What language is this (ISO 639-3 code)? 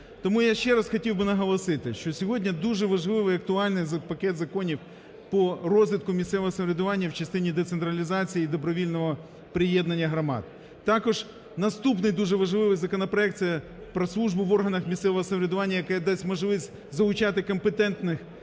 ukr